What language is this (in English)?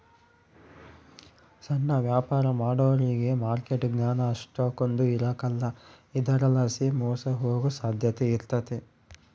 Kannada